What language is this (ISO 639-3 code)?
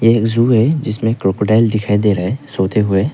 hin